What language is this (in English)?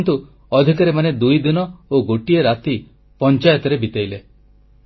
Odia